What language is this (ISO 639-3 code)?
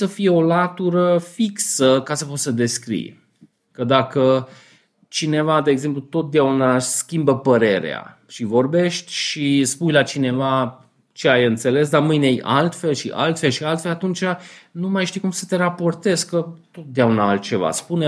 ron